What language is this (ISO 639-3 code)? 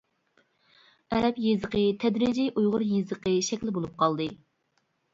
uig